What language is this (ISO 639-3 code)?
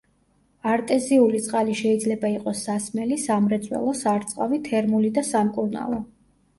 kat